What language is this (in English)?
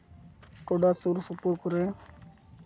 Santali